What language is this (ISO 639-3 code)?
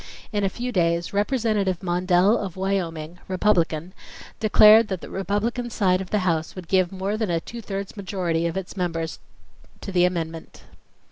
eng